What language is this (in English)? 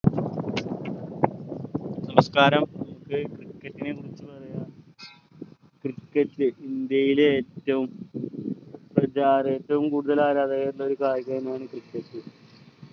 Malayalam